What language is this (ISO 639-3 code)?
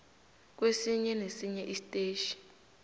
nbl